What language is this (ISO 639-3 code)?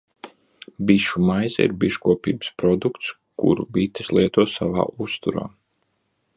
lav